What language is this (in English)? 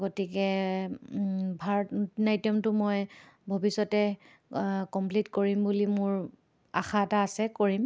Assamese